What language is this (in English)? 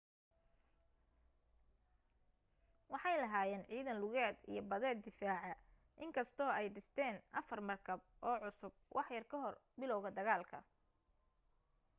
Somali